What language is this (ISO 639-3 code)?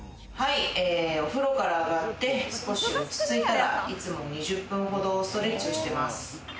jpn